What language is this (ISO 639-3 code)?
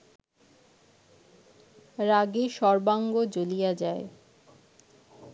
ben